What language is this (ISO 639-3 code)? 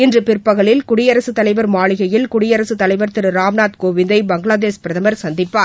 tam